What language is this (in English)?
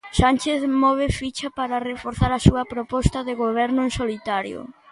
Galician